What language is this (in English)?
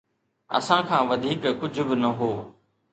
Sindhi